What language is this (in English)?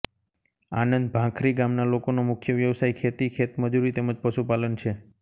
Gujarati